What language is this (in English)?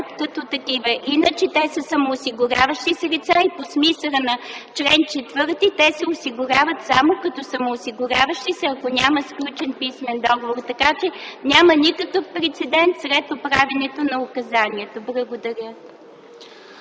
Bulgarian